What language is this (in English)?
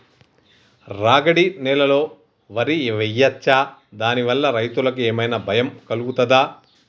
Telugu